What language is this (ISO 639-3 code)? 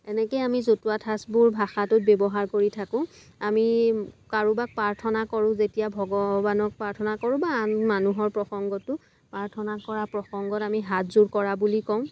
asm